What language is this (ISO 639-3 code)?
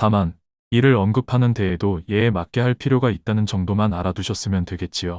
kor